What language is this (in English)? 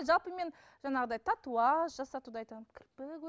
Kazakh